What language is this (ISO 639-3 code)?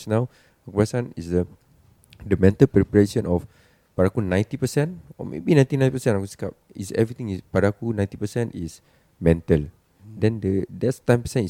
msa